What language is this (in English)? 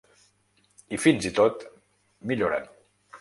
Catalan